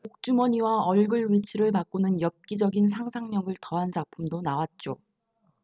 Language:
Korean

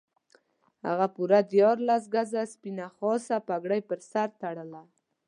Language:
Pashto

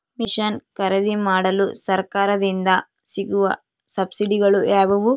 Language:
Kannada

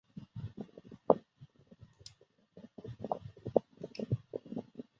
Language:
Chinese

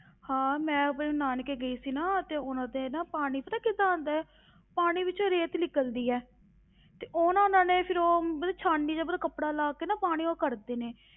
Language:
Punjabi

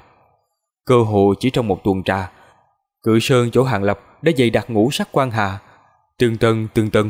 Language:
Vietnamese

